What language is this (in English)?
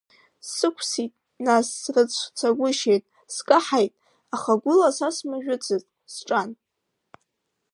Abkhazian